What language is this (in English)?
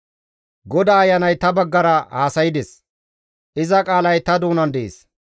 Gamo